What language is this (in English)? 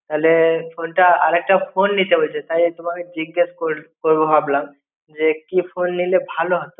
Bangla